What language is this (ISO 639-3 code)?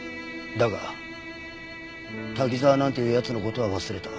jpn